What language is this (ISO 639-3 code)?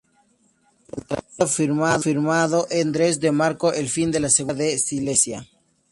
spa